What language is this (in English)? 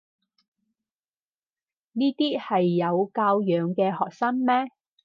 Cantonese